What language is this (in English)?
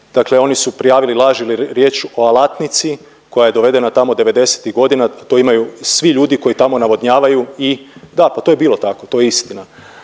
Croatian